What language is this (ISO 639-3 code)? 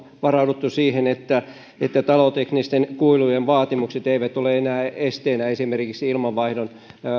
fin